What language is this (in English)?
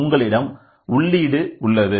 Tamil